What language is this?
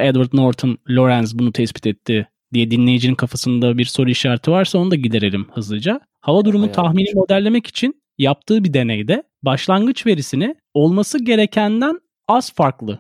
Turkish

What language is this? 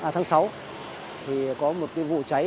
Vietnamese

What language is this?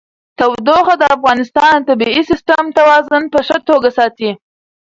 Pashto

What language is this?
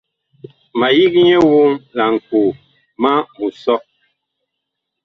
Bakoko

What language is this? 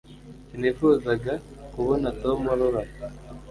Kinyarwanda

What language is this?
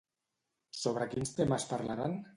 Catalan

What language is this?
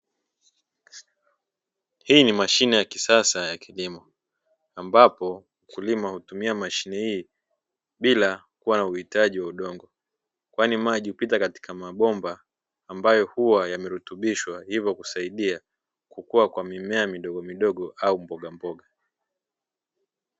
Swahili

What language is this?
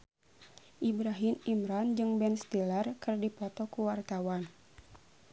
Sundanese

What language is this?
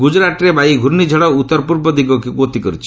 Odia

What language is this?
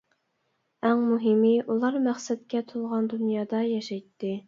Uyghur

